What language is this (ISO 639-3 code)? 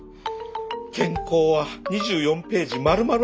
jpn